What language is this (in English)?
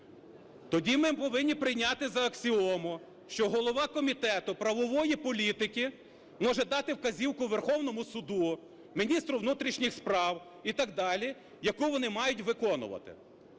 Ukrainian